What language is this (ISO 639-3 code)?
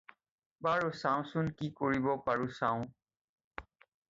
asm